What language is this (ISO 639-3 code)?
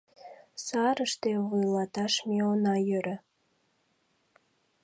chm